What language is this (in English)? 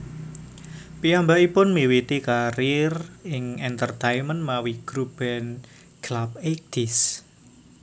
Javanese